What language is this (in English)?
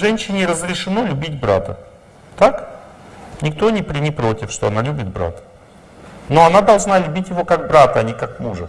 Russian